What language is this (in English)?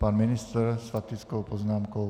Czech